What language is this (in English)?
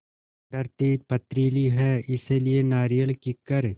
Hindi